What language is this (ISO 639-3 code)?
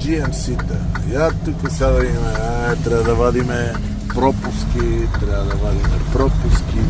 bul